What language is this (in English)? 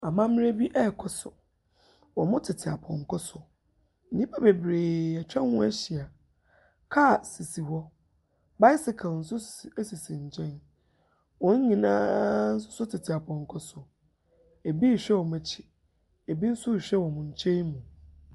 Akan